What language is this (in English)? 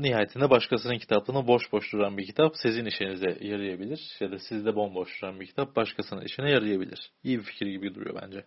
Turkish